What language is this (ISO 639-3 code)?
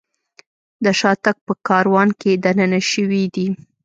pus